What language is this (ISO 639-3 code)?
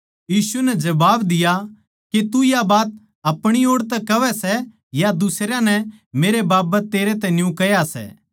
bgc